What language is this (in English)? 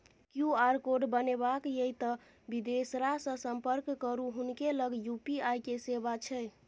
Maithili